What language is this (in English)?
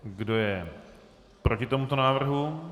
Czech